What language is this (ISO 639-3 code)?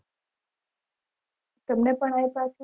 guj